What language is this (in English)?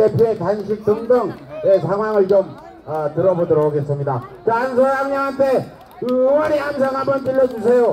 Korean